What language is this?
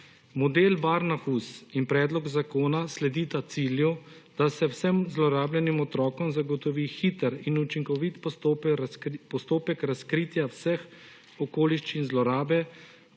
Slovenian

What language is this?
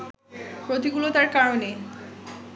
Bangla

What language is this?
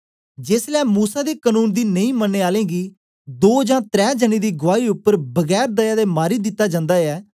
Dogri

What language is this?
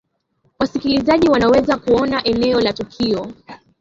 Swahili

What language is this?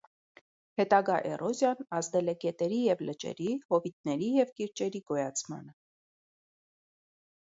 Armenian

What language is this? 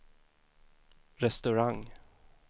Swedish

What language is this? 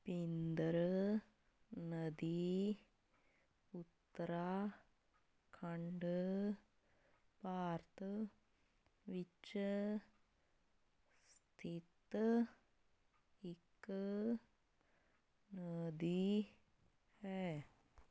Punjabi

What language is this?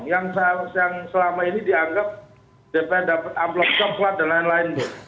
Indonesian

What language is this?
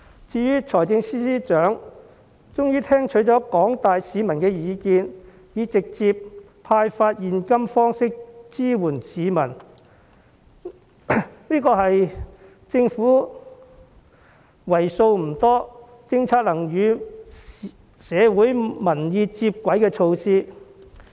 Cantonese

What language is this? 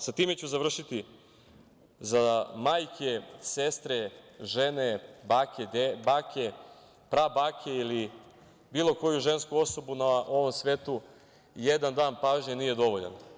Serbian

